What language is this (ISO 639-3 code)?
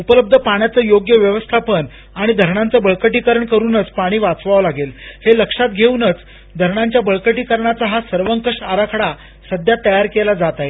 mar